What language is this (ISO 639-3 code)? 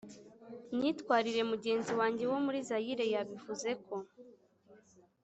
kin